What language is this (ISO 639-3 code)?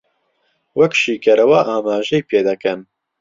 ckb